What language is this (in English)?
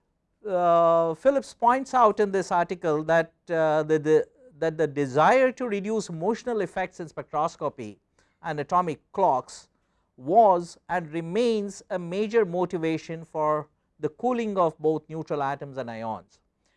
English